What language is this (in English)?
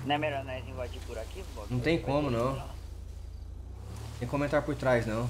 Portuguese